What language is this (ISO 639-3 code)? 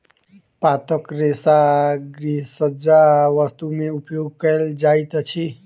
mai